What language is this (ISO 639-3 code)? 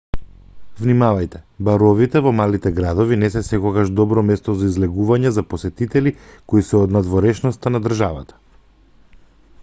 mkd